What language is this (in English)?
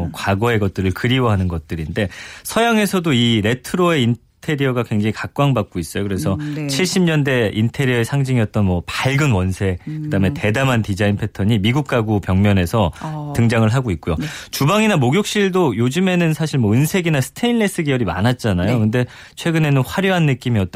Korean